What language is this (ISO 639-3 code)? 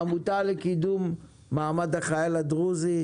heb